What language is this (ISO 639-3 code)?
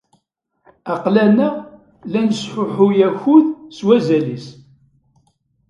kab